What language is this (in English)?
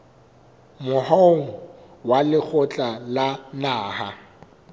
Southern Sotho